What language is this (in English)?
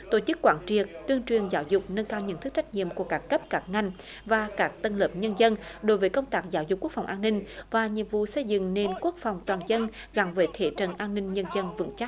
Vietnamese